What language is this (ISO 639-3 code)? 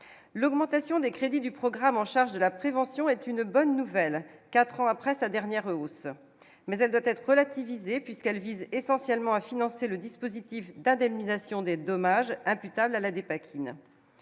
fra